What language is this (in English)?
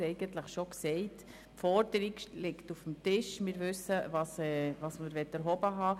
Swiss German